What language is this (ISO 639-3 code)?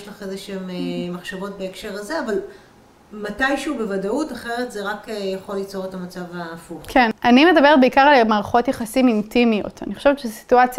heb